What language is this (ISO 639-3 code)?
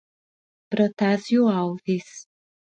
por